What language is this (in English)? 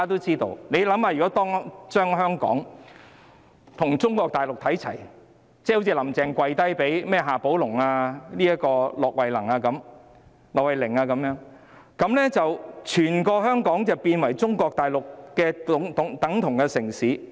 Cantonese